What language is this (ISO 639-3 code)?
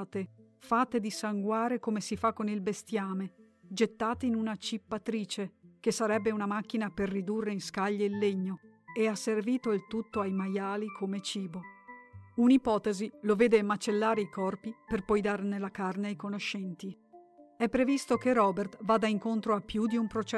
ita